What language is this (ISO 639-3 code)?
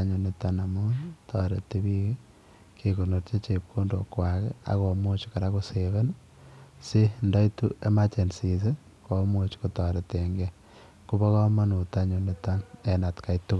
kln